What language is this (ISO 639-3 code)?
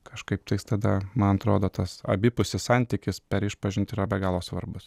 lit